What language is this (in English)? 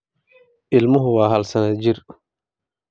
Somali